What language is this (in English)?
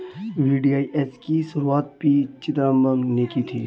Hindi